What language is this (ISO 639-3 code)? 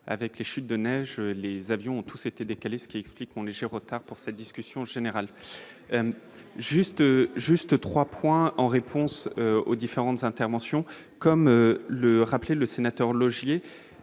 fra